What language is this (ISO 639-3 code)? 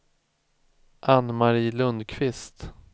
swe